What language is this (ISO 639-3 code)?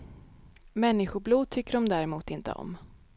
swe